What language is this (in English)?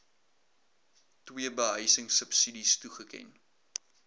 Afrikaans